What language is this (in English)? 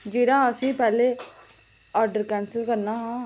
Dogri